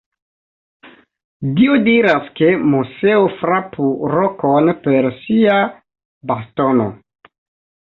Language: Esperanto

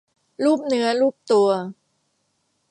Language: Thai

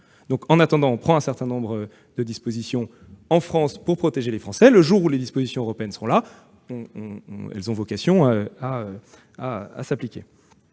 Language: French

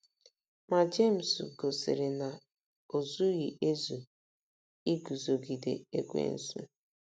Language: Igbo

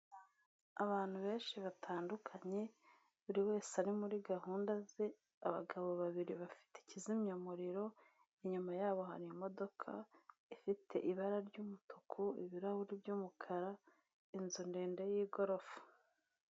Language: Kinyarwanda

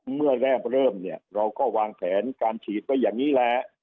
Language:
Thai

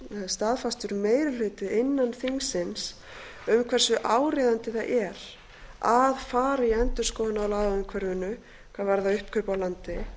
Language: Icelandic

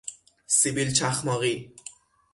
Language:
Persian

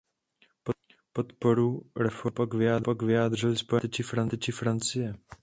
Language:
Czech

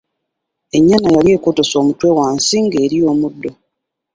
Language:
Ganda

